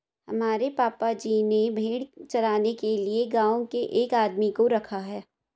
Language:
Hindi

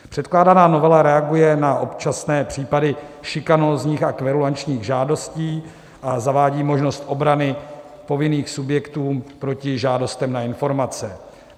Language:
Czech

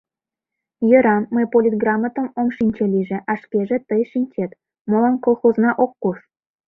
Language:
Mari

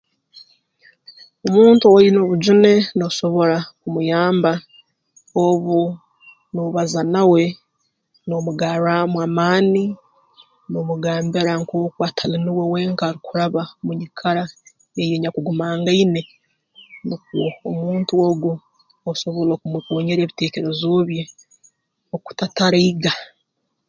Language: Tooro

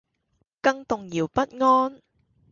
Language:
Cantonese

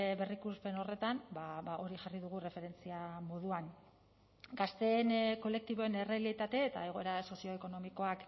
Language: Basque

